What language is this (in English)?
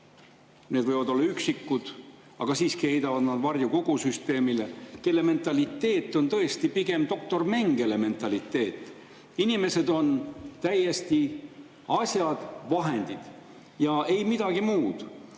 Estonian